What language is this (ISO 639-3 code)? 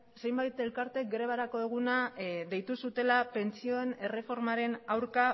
eus